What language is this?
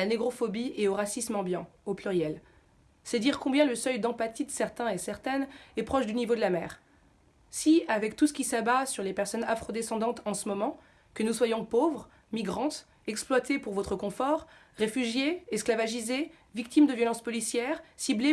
French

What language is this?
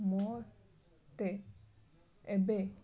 Odia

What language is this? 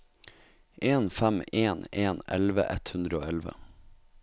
Norwegian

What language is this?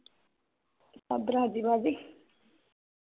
Punjabi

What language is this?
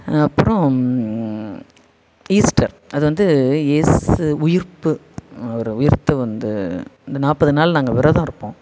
Tamil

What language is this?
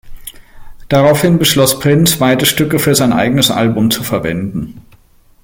German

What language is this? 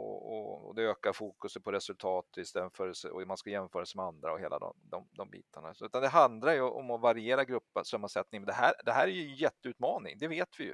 Swedish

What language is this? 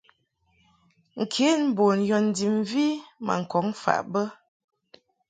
Mungaka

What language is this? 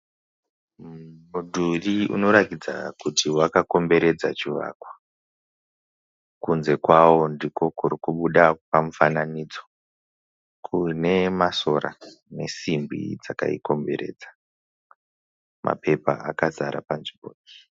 Shona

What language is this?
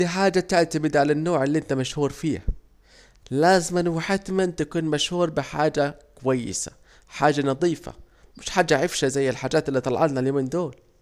Saidi Arabic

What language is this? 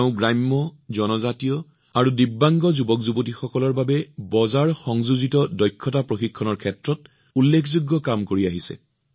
Assamese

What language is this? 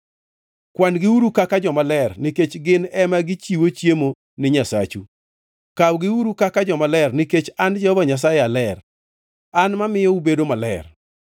Luo (Kenya and Tanzania)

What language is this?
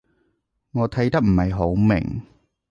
Cantonese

